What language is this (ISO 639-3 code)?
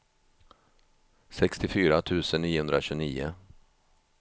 swe